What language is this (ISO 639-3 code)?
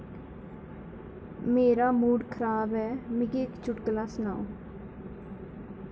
doi